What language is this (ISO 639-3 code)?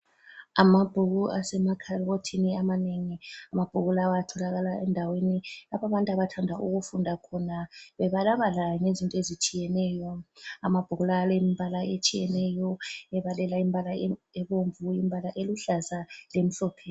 nde